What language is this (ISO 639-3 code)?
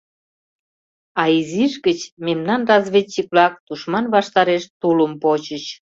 chm